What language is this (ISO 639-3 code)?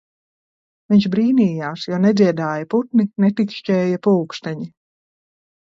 lav